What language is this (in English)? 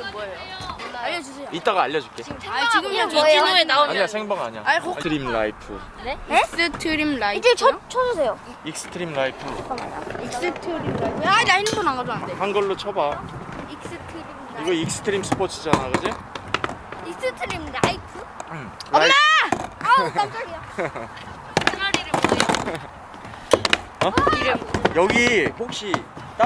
Korean